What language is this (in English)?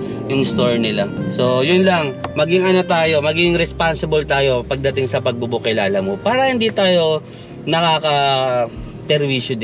Filipino